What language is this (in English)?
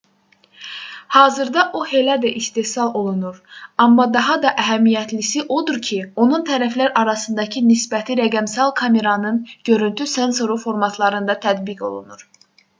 Azerbaijani